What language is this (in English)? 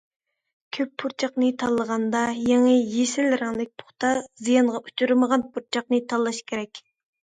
Uyghur